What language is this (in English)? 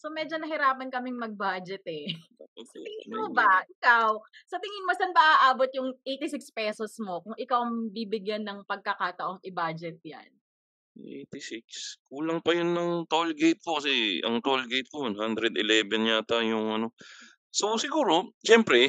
Filipino